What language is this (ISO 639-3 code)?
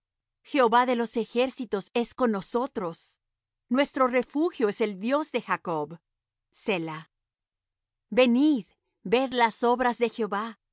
spa